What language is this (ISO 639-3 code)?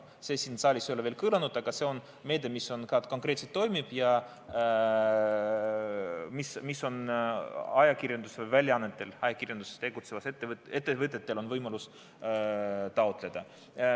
est